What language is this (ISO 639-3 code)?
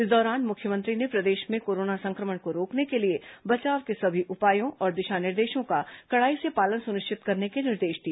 hin